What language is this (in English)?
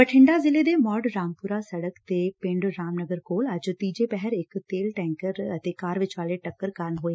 Punjabi